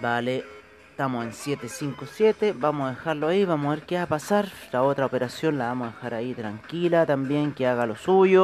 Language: Spanish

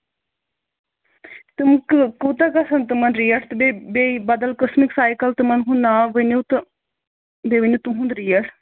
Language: Kashmiri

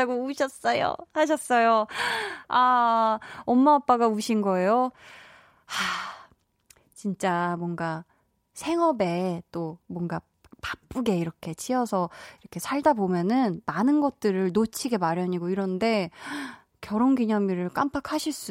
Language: Korean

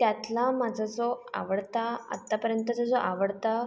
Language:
Marathi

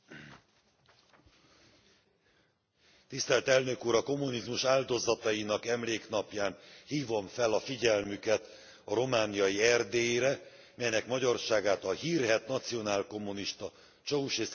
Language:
Hungarian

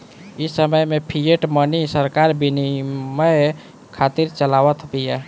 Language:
Bhojpuri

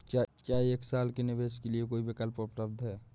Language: Hindi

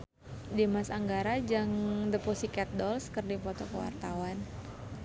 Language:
Sundanese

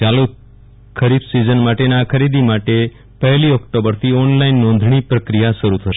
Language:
Gujarati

